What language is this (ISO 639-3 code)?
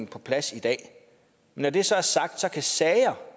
dan